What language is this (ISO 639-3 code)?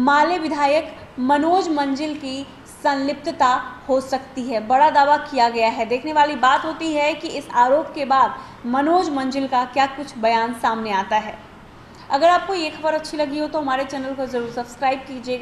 hin